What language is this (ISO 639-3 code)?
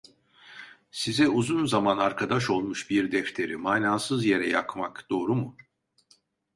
tur